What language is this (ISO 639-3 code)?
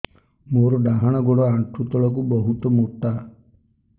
ori